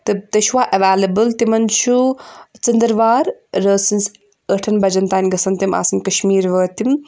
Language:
Kashmiri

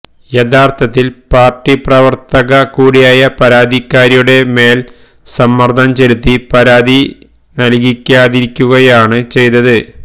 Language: Malayalam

